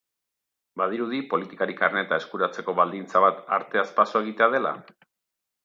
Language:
Basque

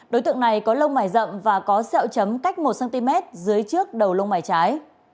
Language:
Vietnamese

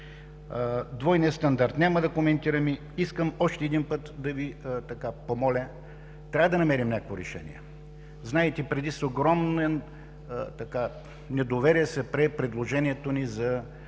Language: Bulgarian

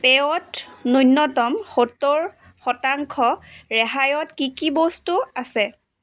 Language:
Assamese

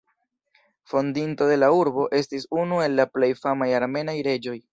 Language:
Esperanto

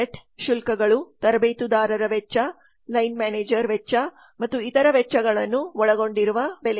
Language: Kannada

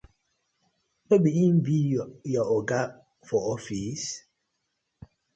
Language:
Nigerian Pidgin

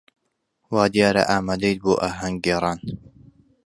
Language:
Central Kurdish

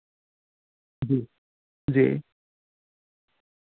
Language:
Dogri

